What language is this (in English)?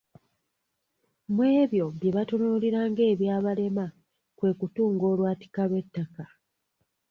Ganda